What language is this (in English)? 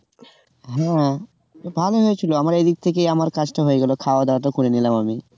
Bangla